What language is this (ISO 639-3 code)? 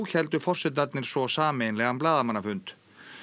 isl